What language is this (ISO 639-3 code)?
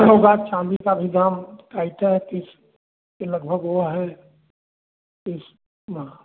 hin